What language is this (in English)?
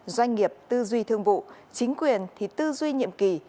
Vietnamese